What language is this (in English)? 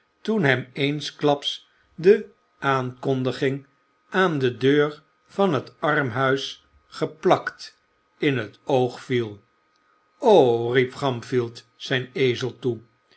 Dutch